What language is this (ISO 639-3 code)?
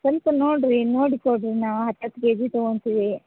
kan